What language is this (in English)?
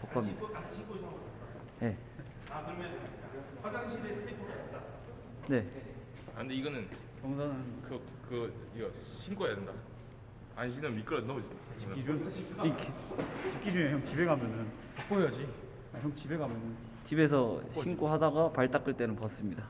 Korean